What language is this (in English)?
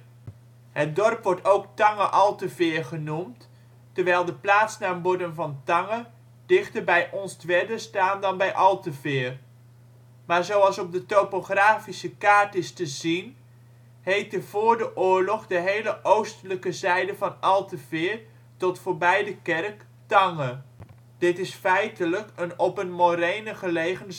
Dutch